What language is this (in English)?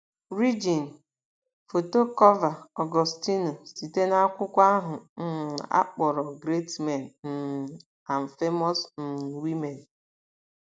Igbo